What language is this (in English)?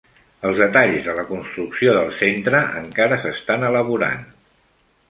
Catalan